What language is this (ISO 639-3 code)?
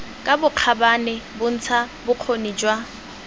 tsn